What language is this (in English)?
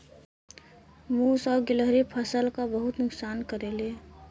Bhojpuri